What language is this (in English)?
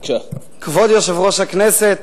Hebrew